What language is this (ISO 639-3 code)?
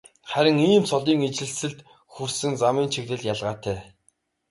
mon